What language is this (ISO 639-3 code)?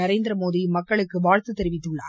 tam